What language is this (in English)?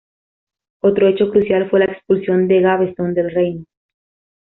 Spanish